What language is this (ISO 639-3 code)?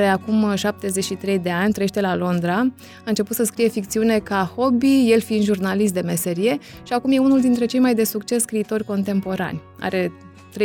ron